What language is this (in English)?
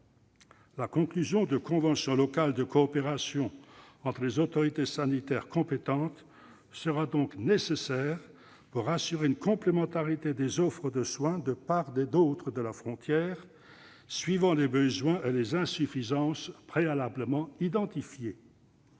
French